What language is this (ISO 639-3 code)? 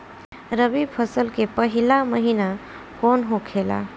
bho